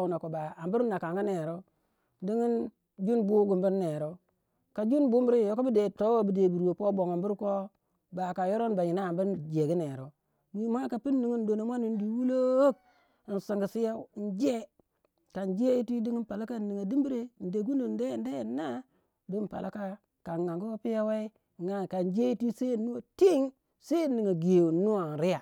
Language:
Waja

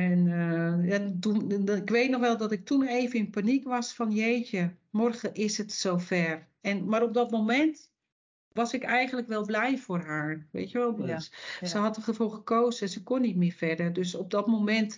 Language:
Dutch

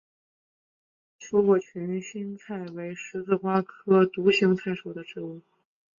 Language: Chinese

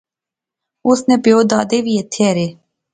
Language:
Pahari-Potwari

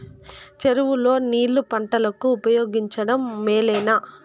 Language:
Telugu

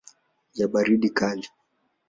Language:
Swahili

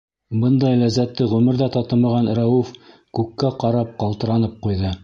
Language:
Bashkir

